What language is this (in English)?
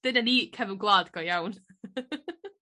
Welsh